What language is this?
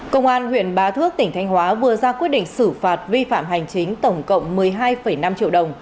Vietnamese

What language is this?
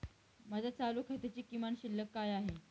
Marathi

